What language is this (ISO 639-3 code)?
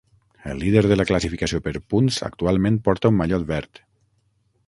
cat